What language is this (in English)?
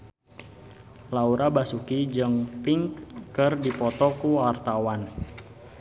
Sundanese